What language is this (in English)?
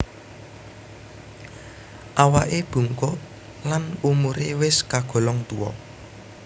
Javanese